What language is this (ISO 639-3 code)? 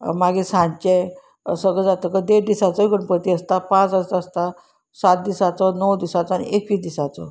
kok